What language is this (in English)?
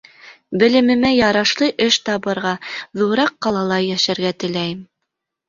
Bashkir